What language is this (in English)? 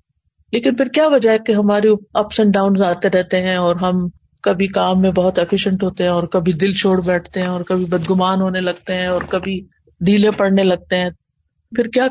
Urdu